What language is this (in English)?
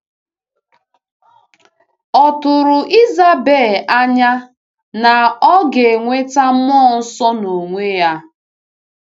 Igbo